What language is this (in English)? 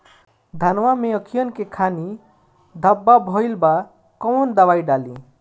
Bhojpuri